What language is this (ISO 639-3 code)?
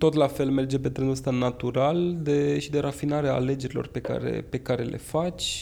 ron